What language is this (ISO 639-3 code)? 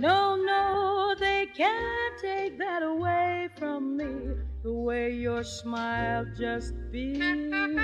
heb